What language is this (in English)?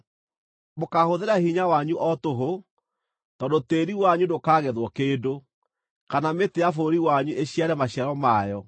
Kikuyu